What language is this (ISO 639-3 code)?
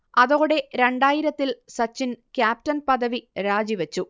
mal